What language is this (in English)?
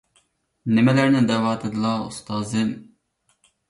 Uyghur